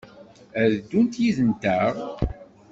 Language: Kabyle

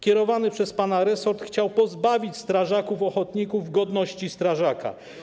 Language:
Polish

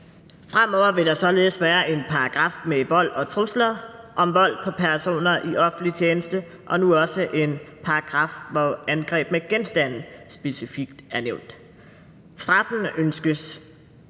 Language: Danish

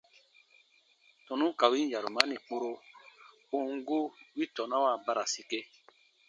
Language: Baatonum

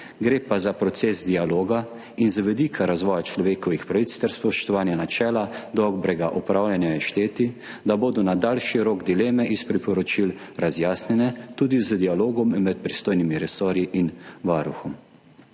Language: Slovenian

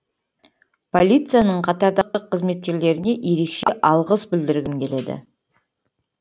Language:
Kazakh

